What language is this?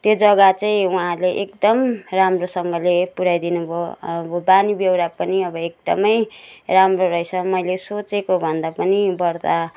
Nepali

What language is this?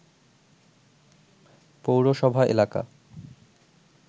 Bangla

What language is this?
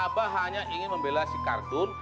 Indonesian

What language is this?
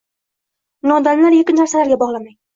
Uzbek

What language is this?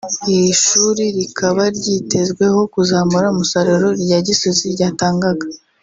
Kinyarwanda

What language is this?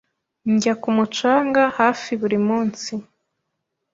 Kinyarwanda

